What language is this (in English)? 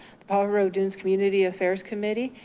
English